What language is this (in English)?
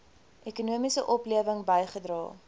Afrikaans